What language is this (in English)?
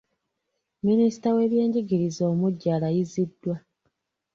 Ganda